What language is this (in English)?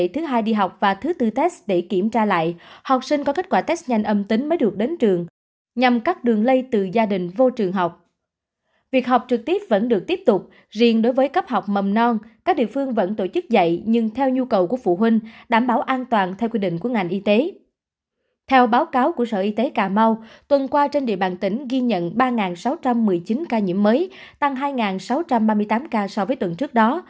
Vietnamese